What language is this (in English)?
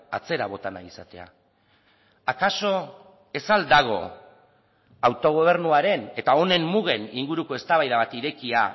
Basque